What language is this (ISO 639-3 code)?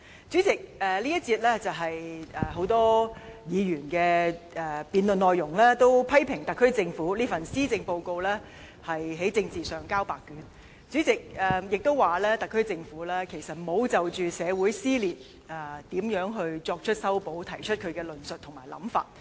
yue